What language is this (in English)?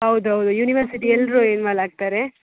Kannada